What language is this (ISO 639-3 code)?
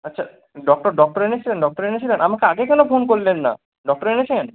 ben